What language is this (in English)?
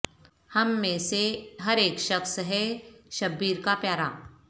Urdu